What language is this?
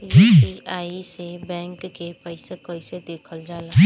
Bhojpuri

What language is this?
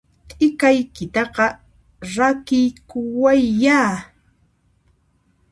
Puno Quechua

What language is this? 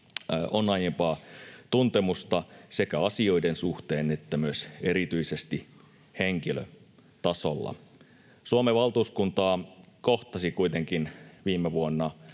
Finnish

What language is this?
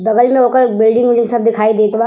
Bhojpuri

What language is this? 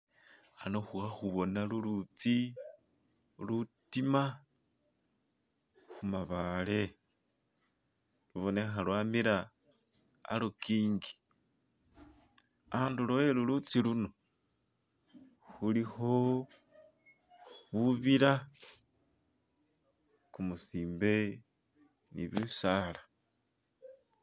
Masaaba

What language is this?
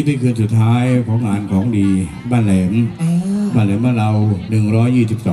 Thai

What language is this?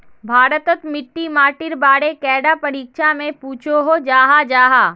Magahi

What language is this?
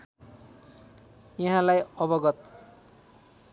Nepali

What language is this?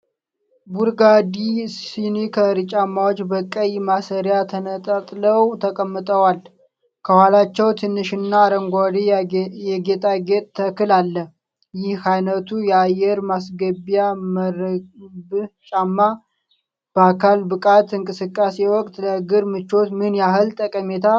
Amharic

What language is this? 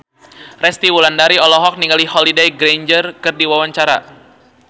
Sundanese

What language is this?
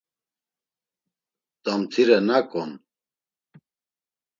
Laz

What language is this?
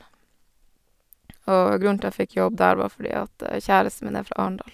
Norwegian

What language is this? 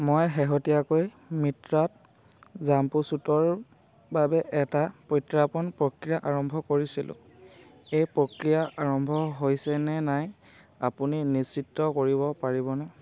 Assamese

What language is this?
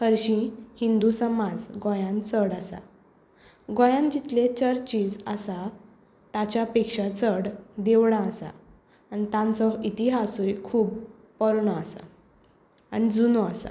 Konkani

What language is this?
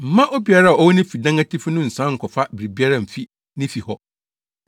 Akan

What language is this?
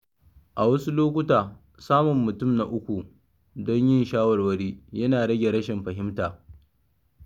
Hausa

